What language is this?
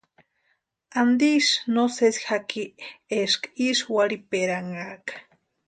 Western Highland Purepecha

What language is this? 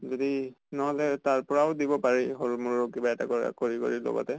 Assamese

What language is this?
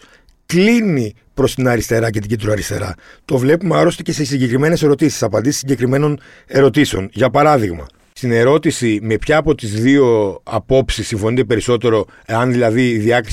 Greek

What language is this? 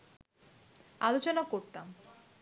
Bangla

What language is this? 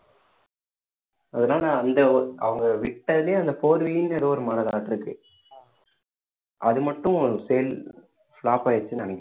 Tamil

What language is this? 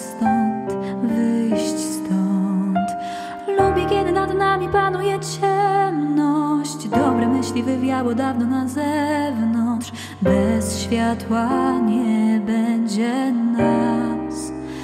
Polish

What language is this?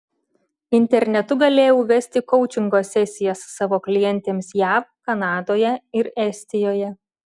Lithuanian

